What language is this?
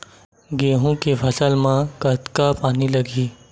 Chhattisgarhi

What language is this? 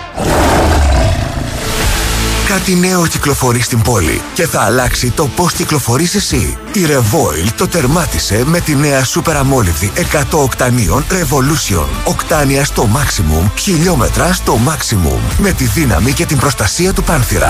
Greek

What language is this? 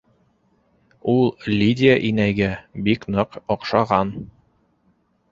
Bashkir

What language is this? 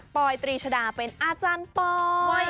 Thai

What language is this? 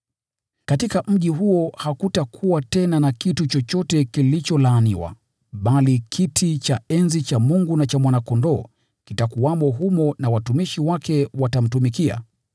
Swahili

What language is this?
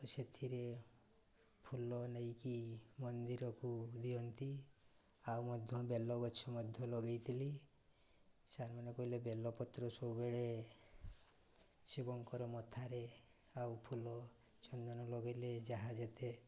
Odia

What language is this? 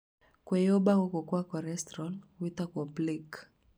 Kikuyu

